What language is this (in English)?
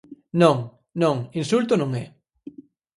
Galician